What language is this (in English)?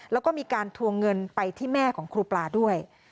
Thai